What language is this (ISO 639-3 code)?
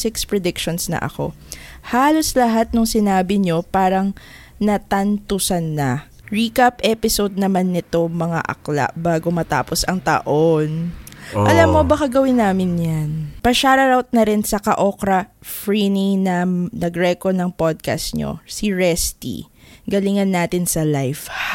fil